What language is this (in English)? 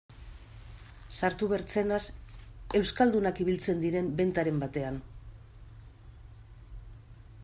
Basque